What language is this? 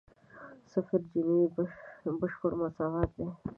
Pashto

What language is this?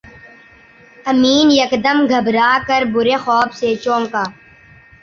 Urdu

